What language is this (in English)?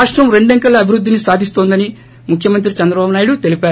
Telugu